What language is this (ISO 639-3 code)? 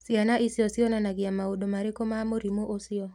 kik